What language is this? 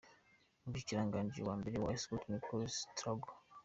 Kinyarwanda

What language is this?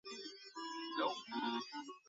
Chinese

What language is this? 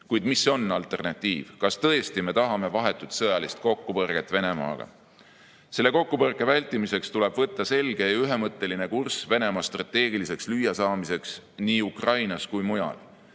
Estonian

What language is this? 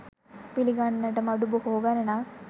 Sinhala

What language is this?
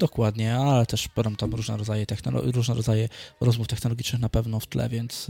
Polish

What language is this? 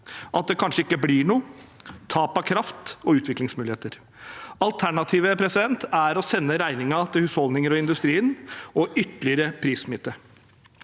Norwegian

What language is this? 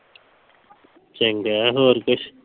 Punjabi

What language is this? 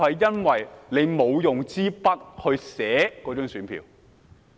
Cantonese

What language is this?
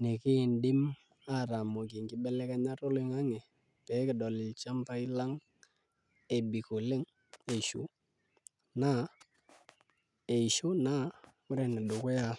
Masai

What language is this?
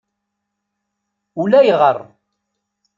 Kabyle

